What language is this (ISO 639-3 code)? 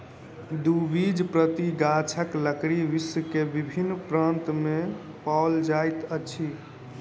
mai